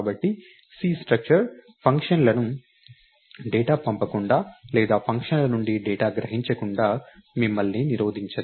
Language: Telugu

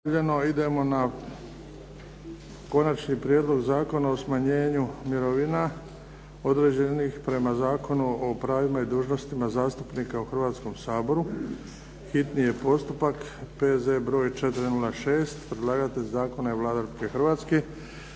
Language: Croatian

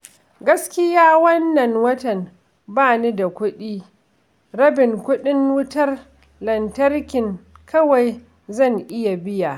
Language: Hausa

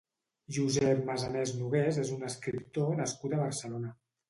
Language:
Catalan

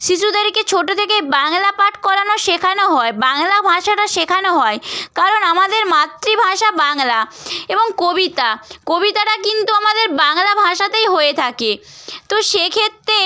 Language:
Bangla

